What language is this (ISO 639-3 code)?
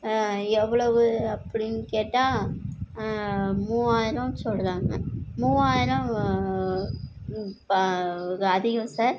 tam